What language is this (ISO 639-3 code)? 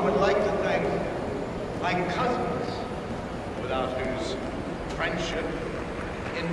eng